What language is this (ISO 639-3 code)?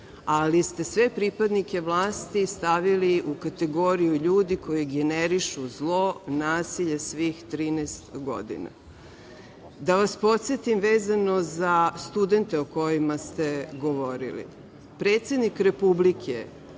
srp